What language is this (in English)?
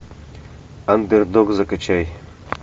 Russian